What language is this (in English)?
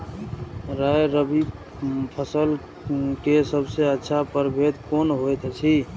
Maithili